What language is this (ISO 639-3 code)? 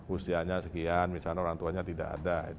ind